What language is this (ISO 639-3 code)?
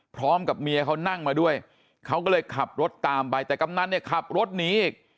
tha